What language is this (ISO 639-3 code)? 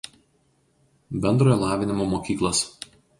lit